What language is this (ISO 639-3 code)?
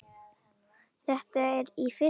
isl